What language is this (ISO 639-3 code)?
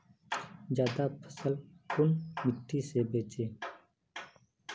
mag